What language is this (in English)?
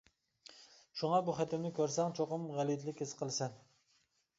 Uyghur